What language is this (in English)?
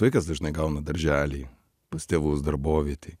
Lithuanian